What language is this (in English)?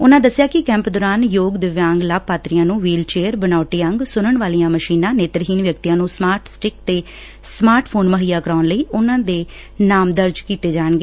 Punjabi